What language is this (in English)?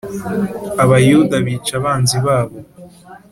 Kinyarwanda